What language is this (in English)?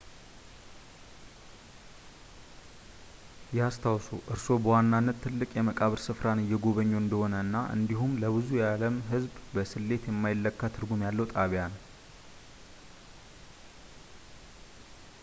Amharic